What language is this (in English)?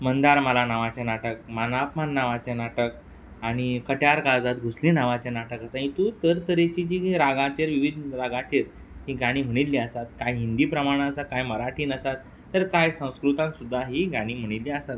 Konkani